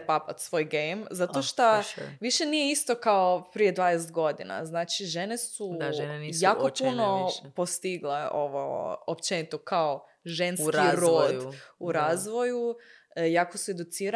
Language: Croatian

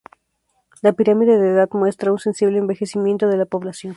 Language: Spanish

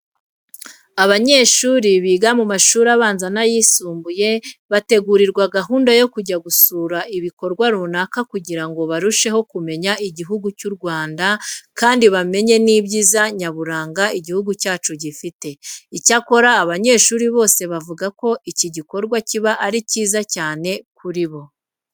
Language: Kinyarwanda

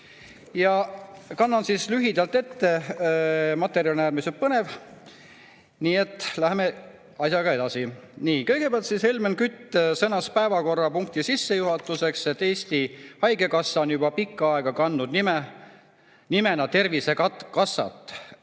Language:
Estonian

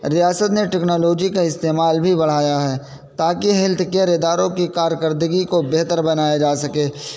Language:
Urdu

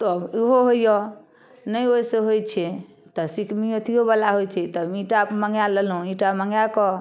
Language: Maithili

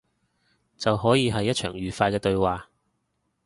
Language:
Cantonese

